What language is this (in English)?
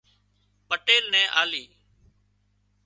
Wadiyara Koli